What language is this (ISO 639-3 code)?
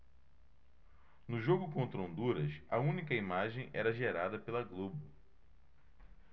por